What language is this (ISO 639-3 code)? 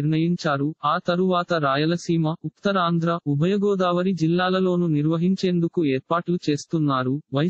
hin